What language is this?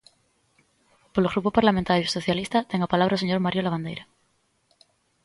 Galician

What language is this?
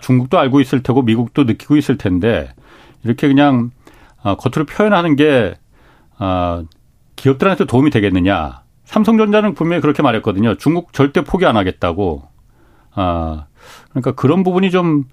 Korean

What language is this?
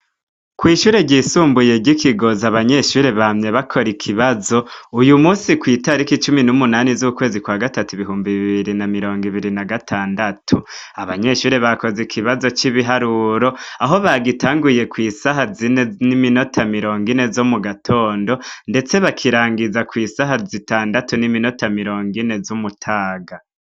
Rundi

